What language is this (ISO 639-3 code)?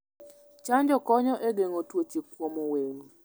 luo